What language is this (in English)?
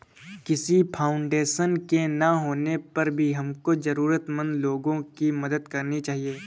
Hindi